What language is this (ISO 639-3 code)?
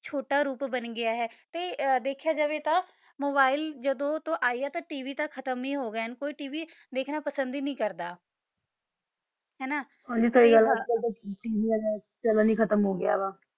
pan